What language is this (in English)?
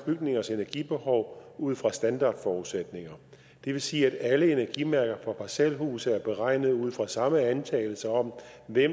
Danish